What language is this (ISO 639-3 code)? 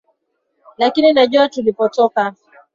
swa